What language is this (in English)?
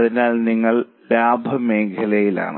Malayalam